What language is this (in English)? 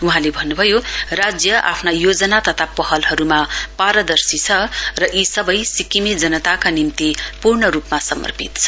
Nepali